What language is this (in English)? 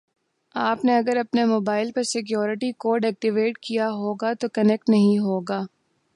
Urdu